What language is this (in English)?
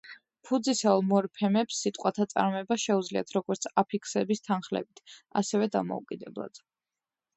Georgian